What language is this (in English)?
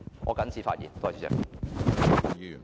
Cantonese